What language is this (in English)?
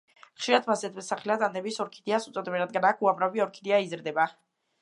Georgian